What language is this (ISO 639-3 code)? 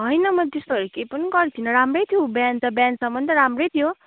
nep